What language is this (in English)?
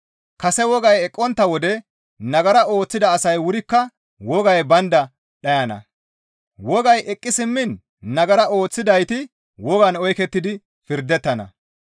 Gamo